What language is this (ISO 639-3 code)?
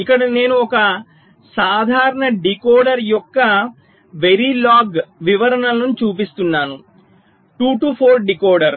tel